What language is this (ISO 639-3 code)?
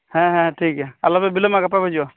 sat